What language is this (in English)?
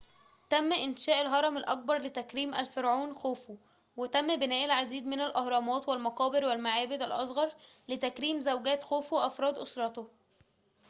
Arabic